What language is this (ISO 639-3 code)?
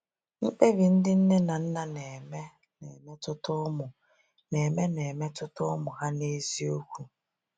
ibo